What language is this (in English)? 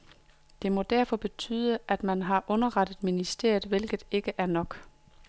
Danish